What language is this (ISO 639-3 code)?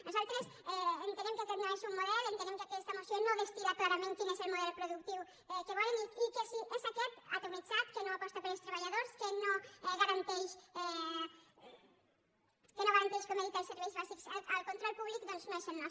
cat